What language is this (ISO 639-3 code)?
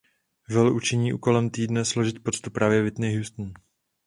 ces